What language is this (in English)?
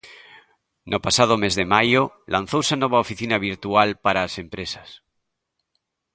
Galician